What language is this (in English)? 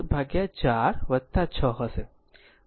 Gujarati